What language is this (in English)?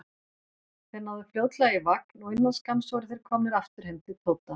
Icelandic